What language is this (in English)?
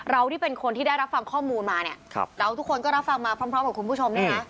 Thai